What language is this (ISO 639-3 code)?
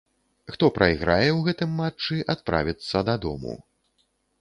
bel